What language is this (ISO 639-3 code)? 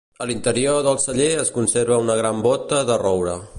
cat